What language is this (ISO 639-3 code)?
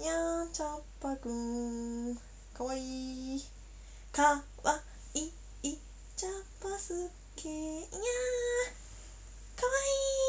jpn